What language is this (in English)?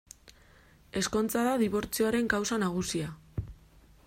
Basque